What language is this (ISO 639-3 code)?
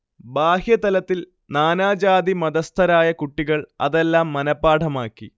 mal